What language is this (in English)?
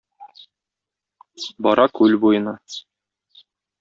Tatar